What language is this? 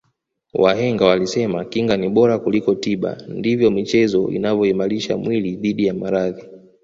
Swahili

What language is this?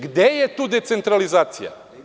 Serbian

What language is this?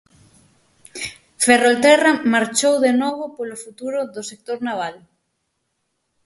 Galician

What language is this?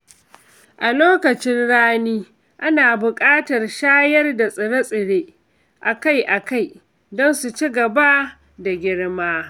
Hausa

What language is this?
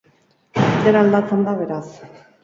Basque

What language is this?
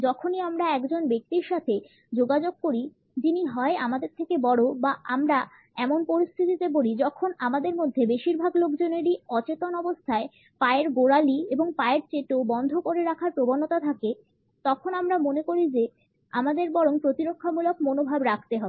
Bangla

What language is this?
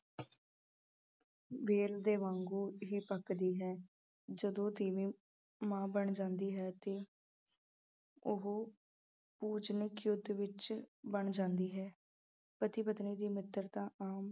Punjabi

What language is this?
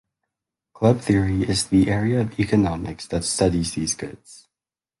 English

